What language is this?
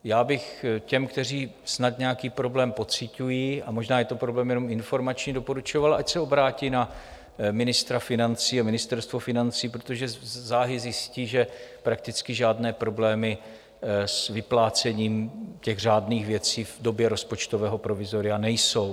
Czech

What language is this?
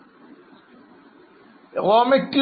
Malayalam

